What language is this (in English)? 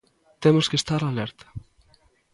Galician